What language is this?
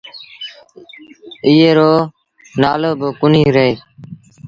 Sindhi Bhil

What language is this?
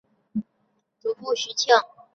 Chinese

